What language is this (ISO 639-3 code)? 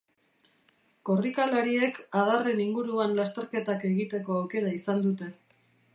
eus